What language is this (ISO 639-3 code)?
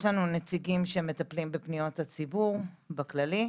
heb